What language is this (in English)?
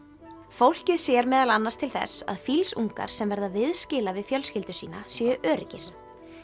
Icelandic